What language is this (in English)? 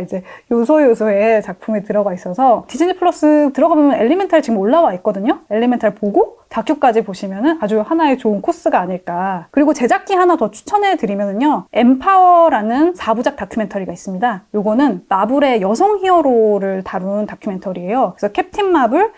Korean